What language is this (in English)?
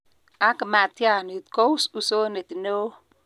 Kalenjin